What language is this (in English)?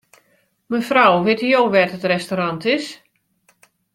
Western Frisian